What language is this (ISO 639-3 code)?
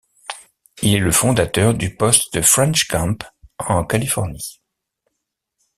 fra